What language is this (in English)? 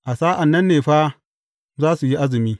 Hausa